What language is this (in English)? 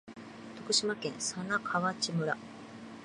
Japanese